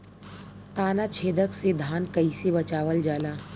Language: Bhojpuri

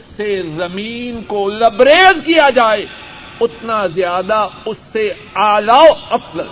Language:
Urdu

